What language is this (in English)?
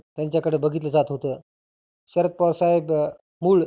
Marathi